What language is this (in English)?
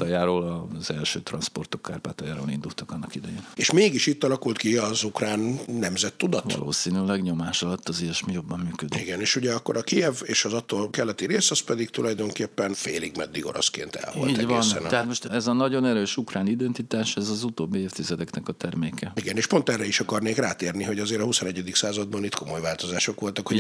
Hungarian